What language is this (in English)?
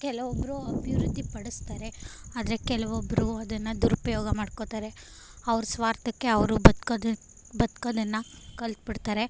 Kannada